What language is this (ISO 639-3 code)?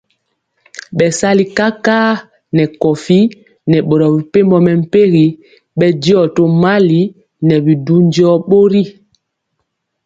mcx